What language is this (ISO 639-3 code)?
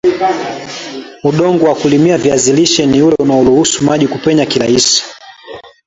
swa